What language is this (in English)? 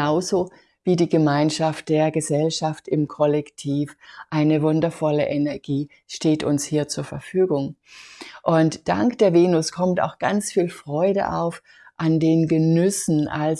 German